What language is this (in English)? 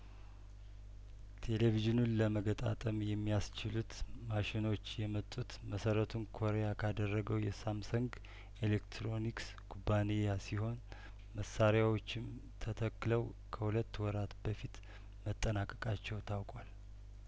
Amharic